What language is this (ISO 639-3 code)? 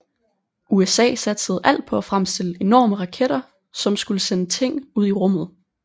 dan